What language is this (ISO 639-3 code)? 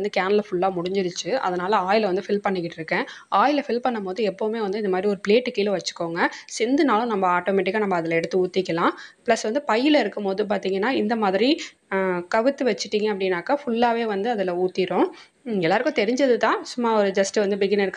ara